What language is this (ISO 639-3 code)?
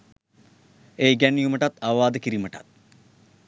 sin